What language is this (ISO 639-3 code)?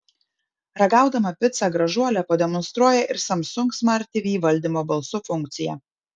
lit